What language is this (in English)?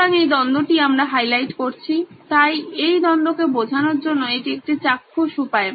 Bangla